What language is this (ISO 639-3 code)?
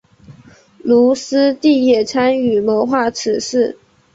zho